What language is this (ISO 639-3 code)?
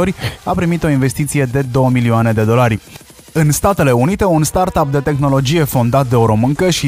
ron